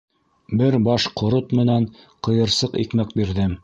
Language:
Bashkir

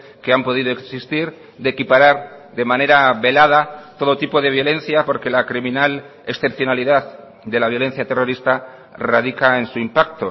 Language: Spanish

